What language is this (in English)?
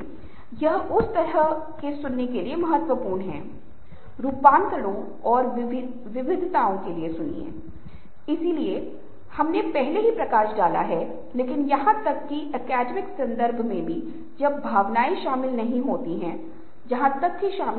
Hindi